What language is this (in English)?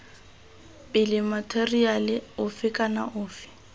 Tswana